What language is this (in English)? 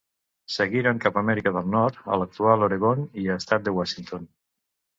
Catalan